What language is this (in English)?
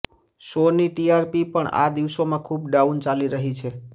Gujarati